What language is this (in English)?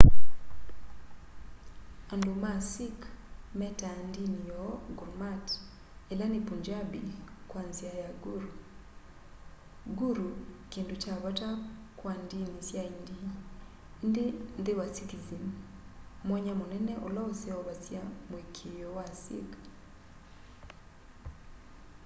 Kamba